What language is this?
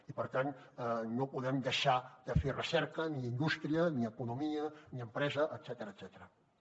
Catalan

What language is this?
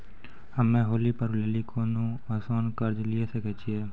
Maithili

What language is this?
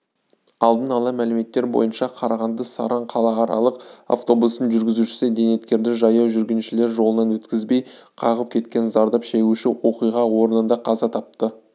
Kazakh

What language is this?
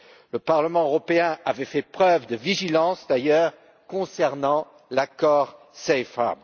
French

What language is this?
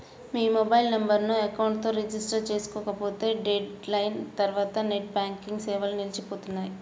Telugu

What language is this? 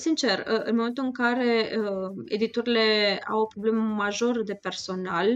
Romanian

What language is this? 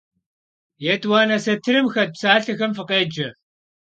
Kabardian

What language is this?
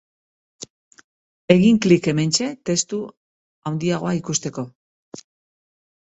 Basque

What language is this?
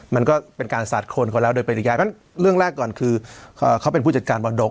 Thai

